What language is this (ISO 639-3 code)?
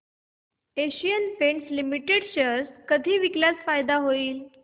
mar